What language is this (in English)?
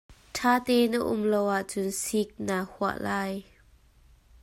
Hakha Chin